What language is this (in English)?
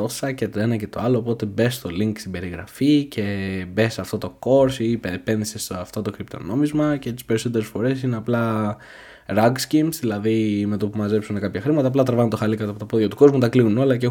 Greek